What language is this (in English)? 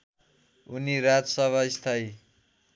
Nepali